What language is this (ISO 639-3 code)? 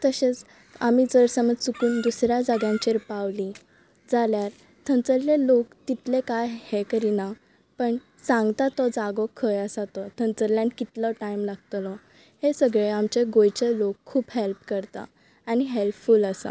kok